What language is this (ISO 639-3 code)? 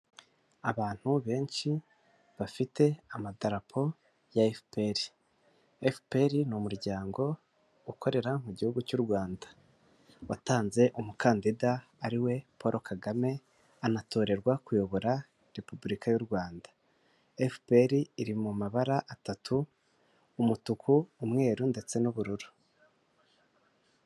kin